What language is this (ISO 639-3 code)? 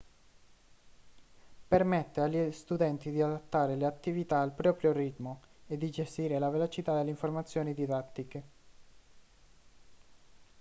ita